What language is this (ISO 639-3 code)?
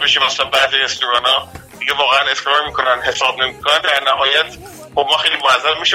fas